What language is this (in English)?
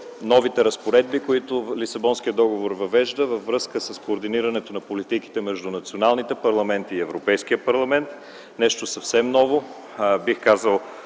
Bulgarian